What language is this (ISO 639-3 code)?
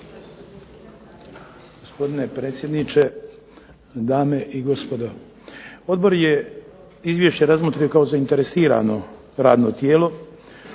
hrv